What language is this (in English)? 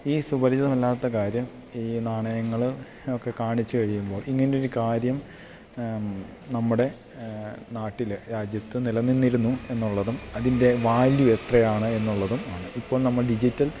Malayalam